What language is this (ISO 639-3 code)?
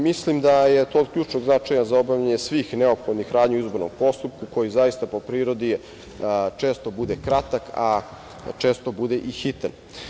srp